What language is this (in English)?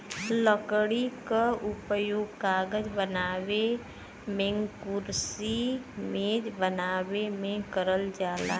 Bhojpuri